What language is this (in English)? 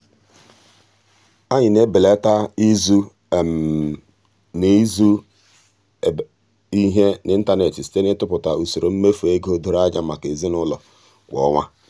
Igbo